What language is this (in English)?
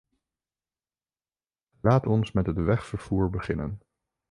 Dutch